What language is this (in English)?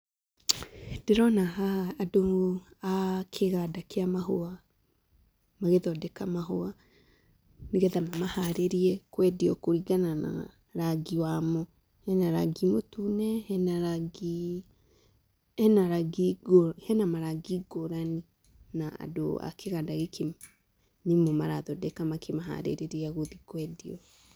Kikuyu